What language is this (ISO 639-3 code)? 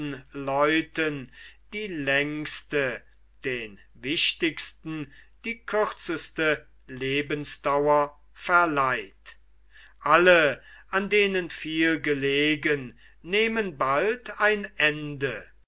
deu